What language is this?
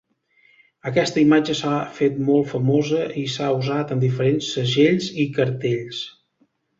Catalan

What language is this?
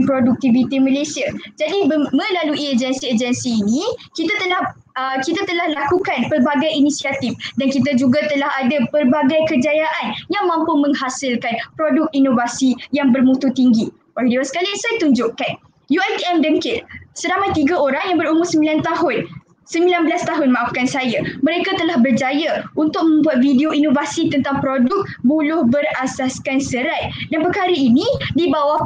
Malay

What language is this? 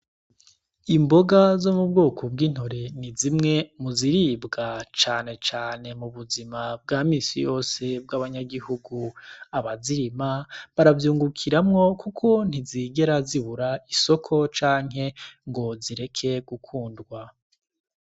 Rundi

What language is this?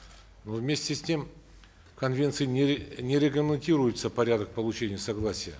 Kazakh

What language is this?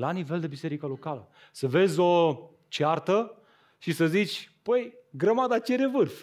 Romanian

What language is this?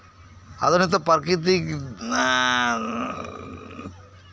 Santali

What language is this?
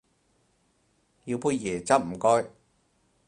Cantonese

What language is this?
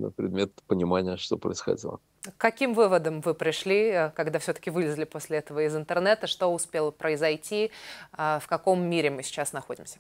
Russian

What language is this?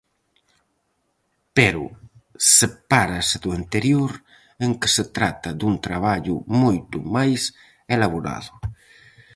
Galician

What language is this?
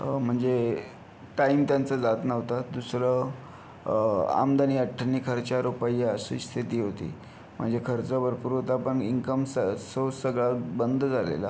Marathi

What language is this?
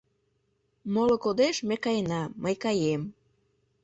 Mari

